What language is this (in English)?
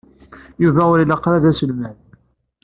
Kabyle